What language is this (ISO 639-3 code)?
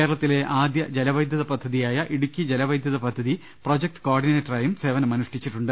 mal